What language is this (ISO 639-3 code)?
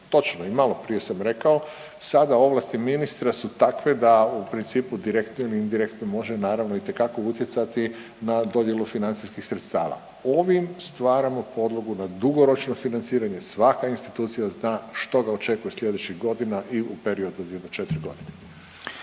hrv